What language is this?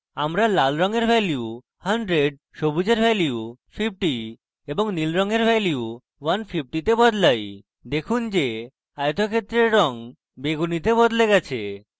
Bangla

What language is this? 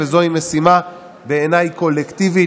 Hebrew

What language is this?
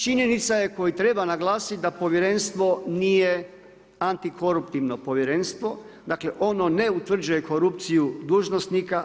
Croatian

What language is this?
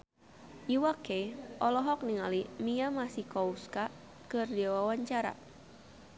Sundanese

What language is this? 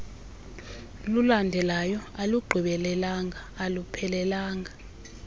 Xhosa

